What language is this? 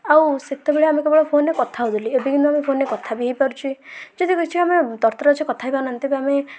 Odia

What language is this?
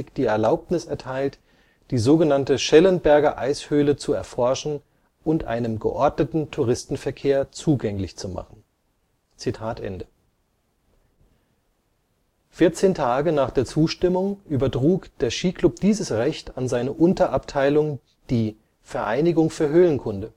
German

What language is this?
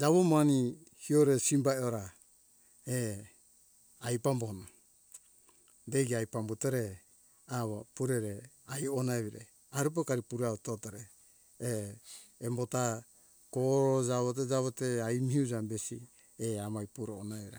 Hunjara-Kaina Ke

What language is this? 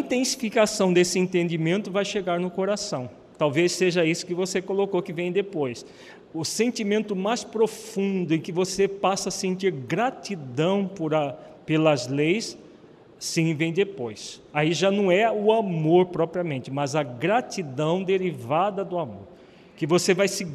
Portuguese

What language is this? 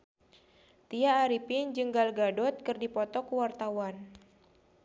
Sundanese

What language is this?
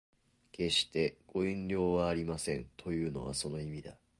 Japanese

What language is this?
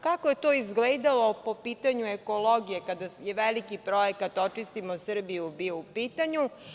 Serbian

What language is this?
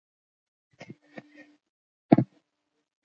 Pashto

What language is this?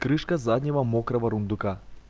Russian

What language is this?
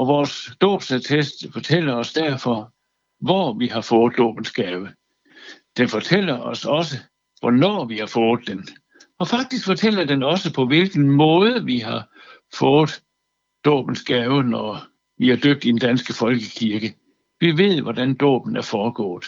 Danish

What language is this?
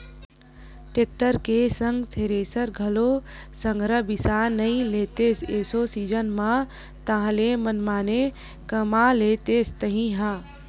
Chhattisgarhi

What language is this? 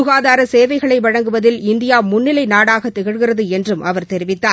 Tamil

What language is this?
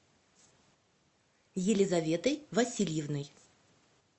Russian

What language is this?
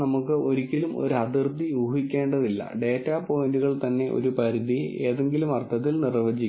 Malayalam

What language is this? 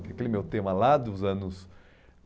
Portuguese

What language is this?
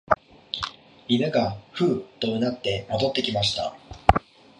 Japanese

